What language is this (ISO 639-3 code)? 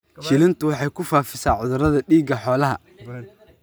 som